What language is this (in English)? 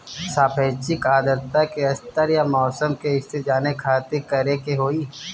Bhojpuri